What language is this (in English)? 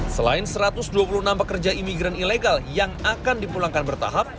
Indonesian